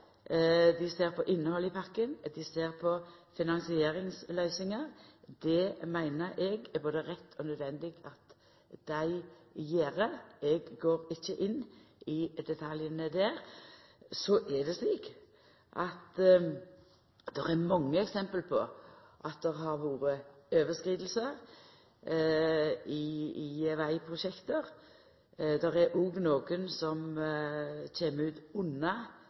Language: Norwegian Nynorsk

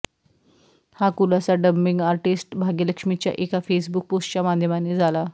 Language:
Marathi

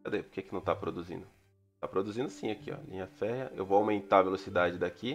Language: Portuguese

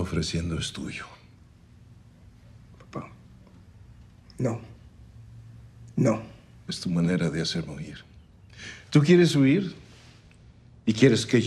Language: Hebrew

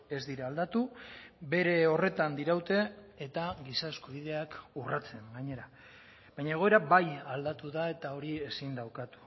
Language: Basque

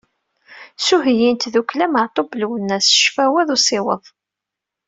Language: Kabyle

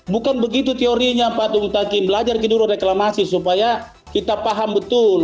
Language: Indonesian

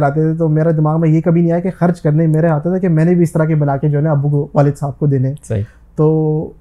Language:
Urdu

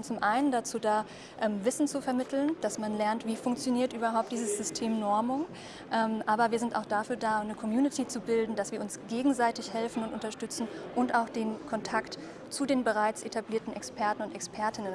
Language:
German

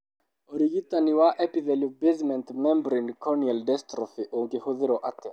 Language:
Kikuyu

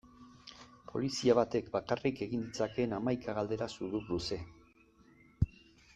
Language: Basque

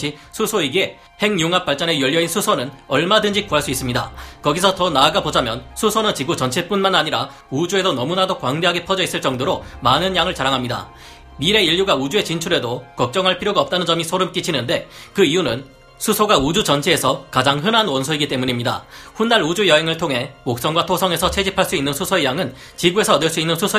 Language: Korean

